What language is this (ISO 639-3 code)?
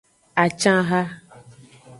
ajg